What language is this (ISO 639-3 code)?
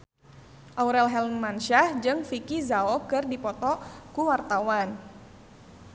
sun